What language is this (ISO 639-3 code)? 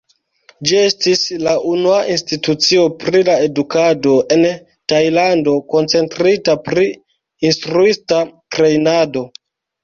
epo